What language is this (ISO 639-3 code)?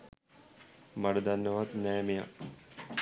sin